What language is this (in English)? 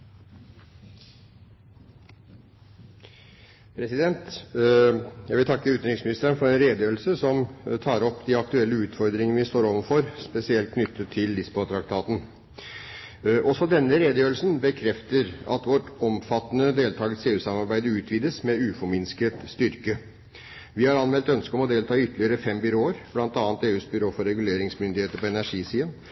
Norwegian